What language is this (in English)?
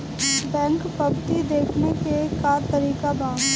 Bhojpuri